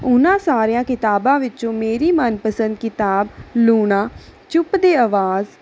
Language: Punjabi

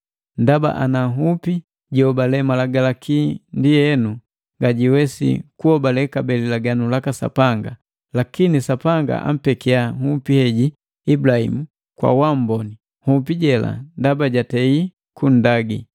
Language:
Matengo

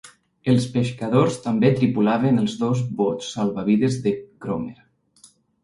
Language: Catalan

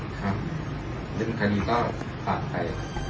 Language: Thai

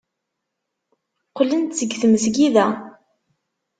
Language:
Kabyle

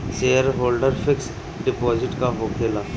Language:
Bhojpuri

